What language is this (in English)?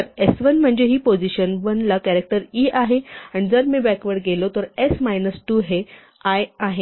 Marathi